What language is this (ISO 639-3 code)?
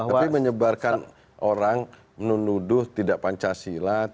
ind